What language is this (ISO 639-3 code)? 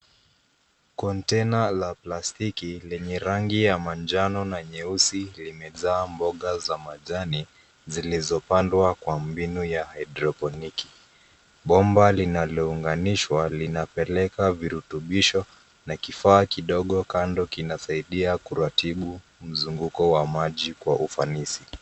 swa